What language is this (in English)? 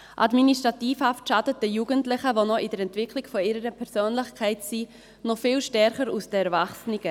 Swiss German